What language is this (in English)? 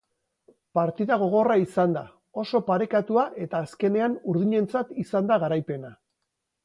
Basque